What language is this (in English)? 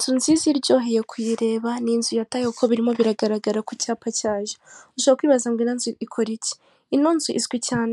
Kinyarwanda